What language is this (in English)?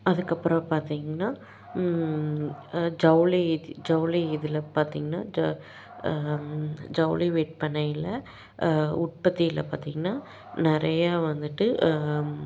Tamil